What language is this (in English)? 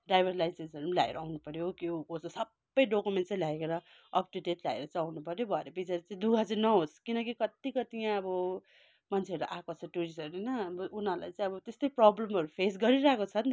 Nepali